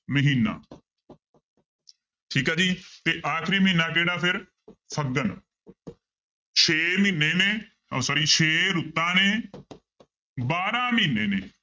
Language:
Punjabi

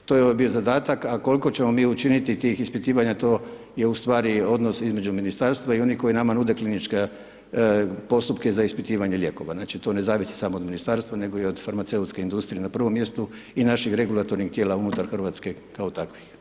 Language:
Croatian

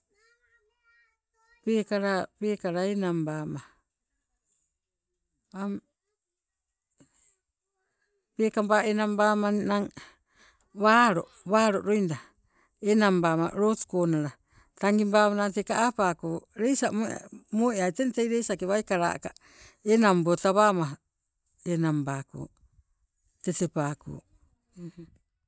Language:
Sibe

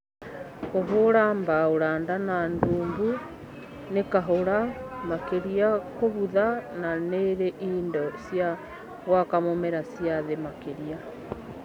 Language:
Kikuyu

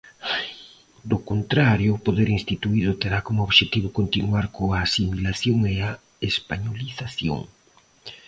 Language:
Galician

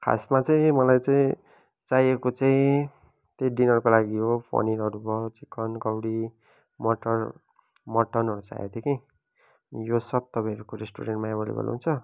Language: Nepali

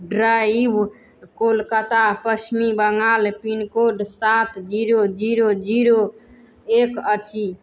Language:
Maithili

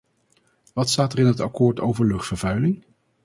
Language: Dutch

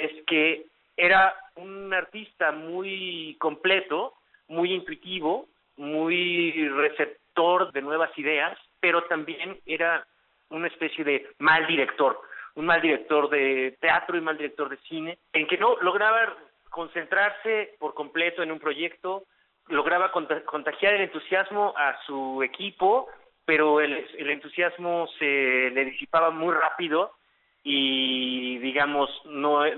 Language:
Spanish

